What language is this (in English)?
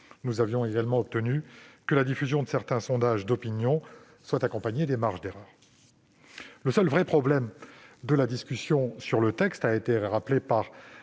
French